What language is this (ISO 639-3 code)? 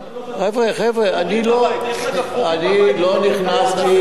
heb